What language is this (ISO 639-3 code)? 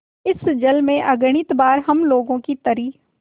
hin